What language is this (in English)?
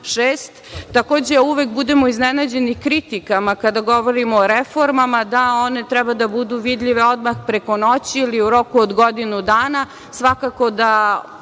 Serbian